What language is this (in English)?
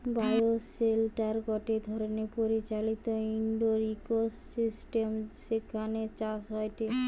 Bangla